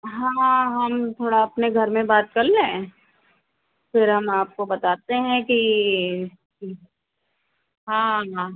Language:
Hindi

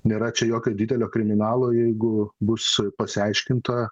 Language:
Lithuanian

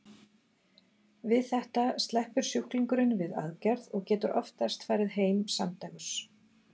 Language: Icelandic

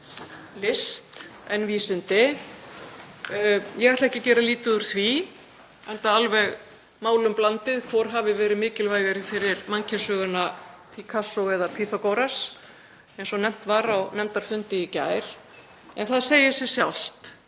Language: Icelandic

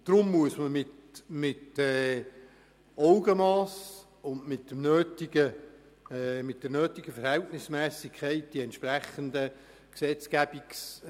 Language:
Swiss German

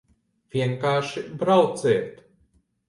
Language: Latvian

